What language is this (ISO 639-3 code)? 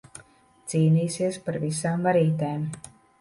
lav